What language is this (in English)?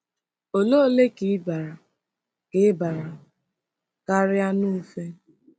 Igbo